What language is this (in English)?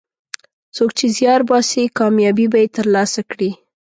Pashto